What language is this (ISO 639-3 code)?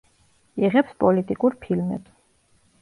kat